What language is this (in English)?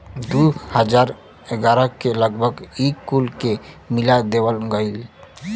Bhojpuri